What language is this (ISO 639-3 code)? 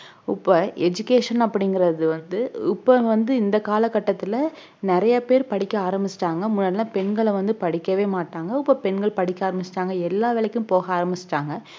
tam